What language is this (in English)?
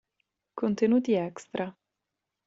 Italian